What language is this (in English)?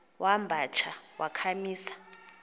Xhosa